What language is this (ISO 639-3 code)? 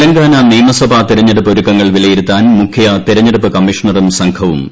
mal